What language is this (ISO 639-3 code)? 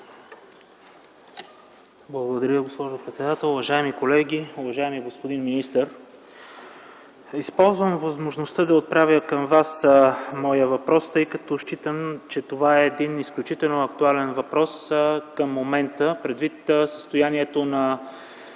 bul